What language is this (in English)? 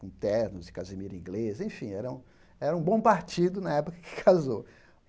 Portuguese